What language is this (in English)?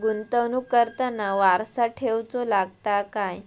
Marathi